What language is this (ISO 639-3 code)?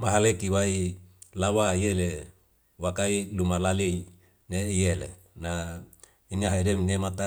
weo